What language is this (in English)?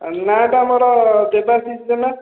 Odia